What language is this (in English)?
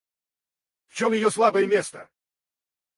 Russian